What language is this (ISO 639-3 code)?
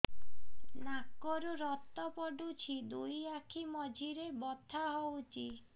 ori